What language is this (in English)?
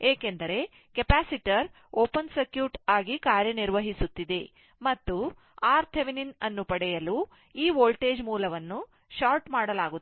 Kannada